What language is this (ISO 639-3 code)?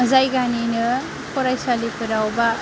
brx